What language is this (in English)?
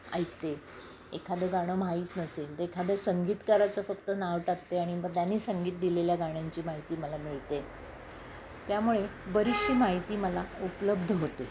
Marathi